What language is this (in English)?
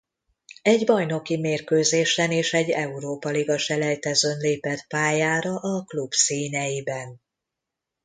Hungarian